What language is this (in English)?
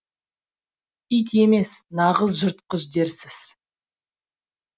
Kazakh